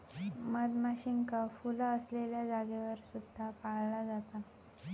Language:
Marathi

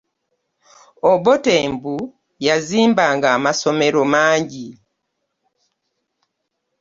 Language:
Ganda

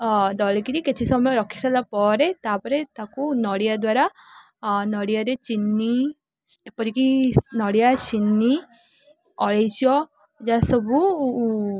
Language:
Odia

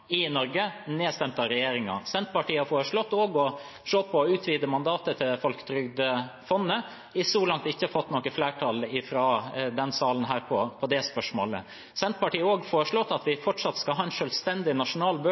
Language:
Norwegian Bokmål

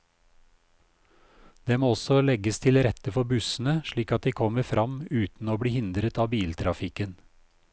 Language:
Norwegian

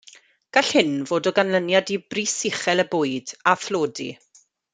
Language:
Welsh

